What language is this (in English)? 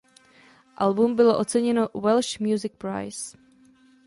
Czech